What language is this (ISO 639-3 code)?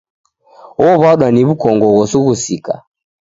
dav